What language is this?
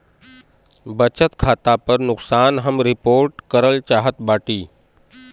Bhojpuri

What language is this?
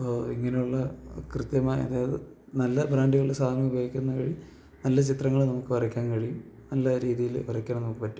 Malayalam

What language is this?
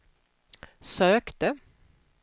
Swedish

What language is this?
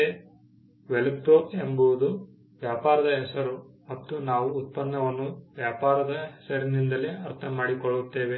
Kannada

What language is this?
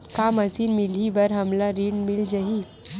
Chhattisgarhi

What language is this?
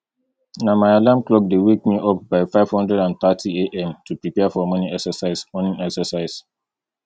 Nigerian Pidgin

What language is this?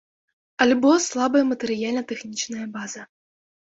Belarusian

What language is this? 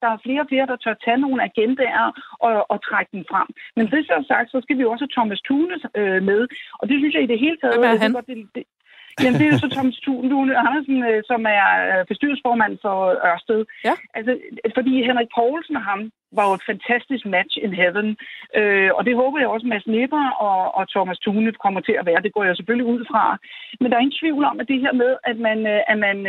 Danish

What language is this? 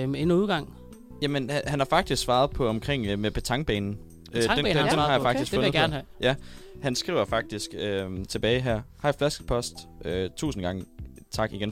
Danish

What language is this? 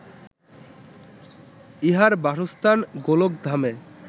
Bangla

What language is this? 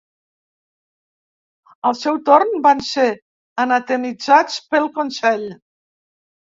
Catalan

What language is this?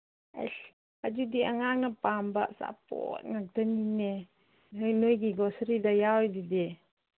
Manipuri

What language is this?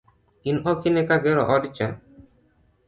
Luo (Kenya and Tanzania)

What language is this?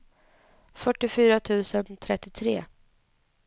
Swedish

